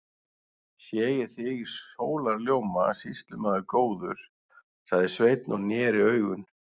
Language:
Icelandic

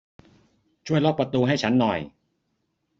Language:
Thai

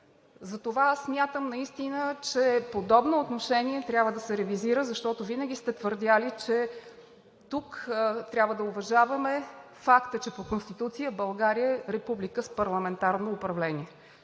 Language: Bulgarian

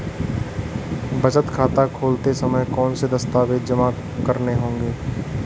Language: Hindi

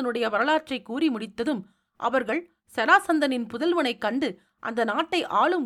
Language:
Tamil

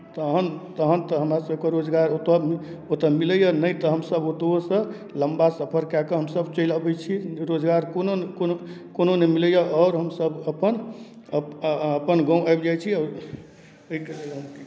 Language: Maithili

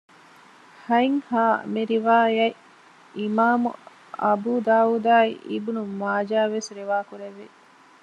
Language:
Divehi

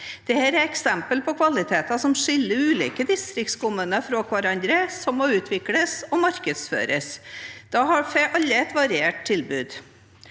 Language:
Norwegian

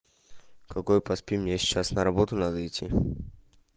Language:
Russian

